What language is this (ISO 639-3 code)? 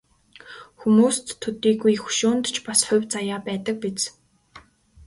mon